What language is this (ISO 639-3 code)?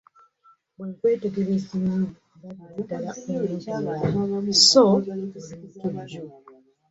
lug